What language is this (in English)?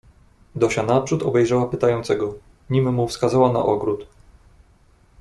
Polish